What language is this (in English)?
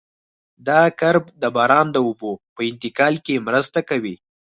Pashto